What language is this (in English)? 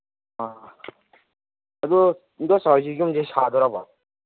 Manipuri